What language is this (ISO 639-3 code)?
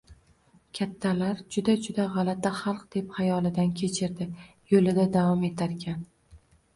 uzb